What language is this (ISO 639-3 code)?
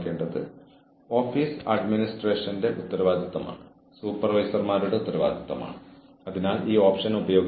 mal